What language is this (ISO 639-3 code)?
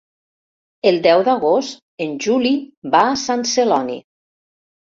cat